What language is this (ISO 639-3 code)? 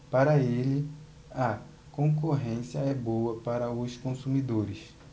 por